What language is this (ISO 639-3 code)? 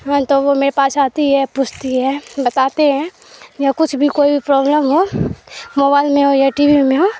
urd